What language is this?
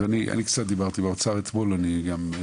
Hebrew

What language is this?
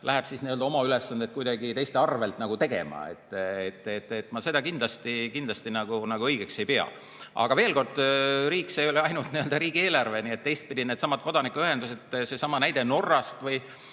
Estonian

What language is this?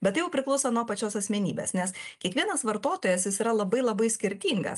Lithuanian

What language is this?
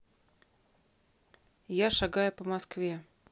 Russian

